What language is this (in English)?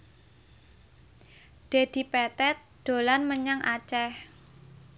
Javanese